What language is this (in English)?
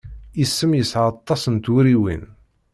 Kabyle